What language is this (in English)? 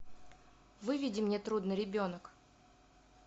Russian